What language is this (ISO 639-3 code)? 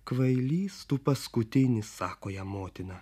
lit